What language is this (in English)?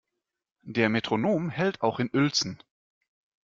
German